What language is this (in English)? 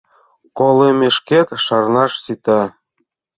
Mari